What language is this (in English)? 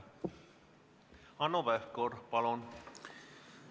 Estonian